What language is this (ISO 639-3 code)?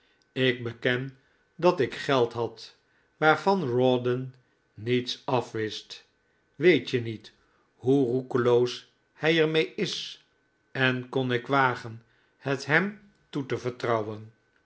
nld